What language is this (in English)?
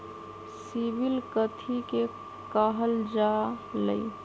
Magahi